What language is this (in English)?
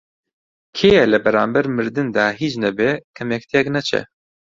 Central Kurdish